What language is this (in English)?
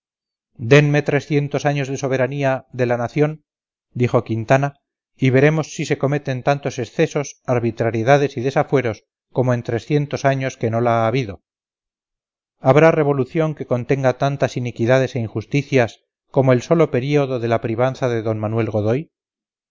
Spanish